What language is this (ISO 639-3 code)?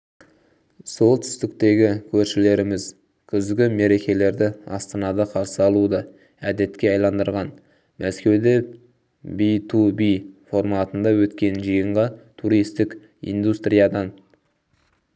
kaz